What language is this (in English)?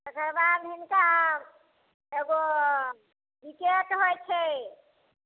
Maithili